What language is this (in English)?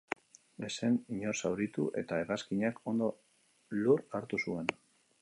Basque